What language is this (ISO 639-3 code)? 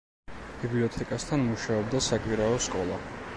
kat